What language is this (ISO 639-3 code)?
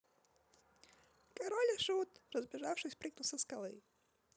rus